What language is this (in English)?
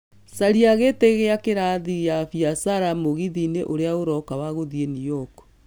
Kikuyu